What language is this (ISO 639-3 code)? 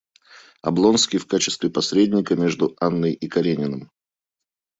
rus